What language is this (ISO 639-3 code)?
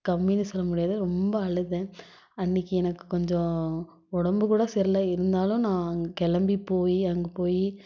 tam